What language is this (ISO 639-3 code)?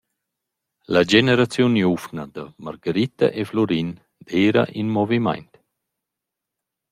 roh